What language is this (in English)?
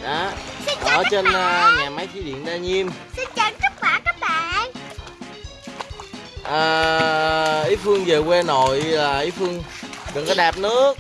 Vietnamese